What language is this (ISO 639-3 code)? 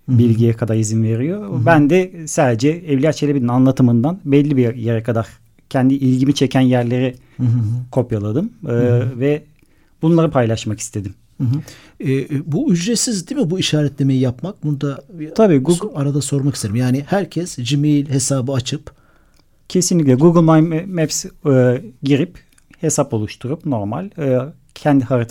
tur